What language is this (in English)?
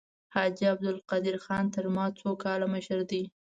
Pashto